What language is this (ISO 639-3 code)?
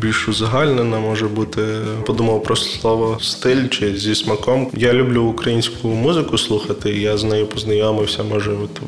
ukr